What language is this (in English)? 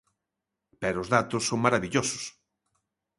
Galician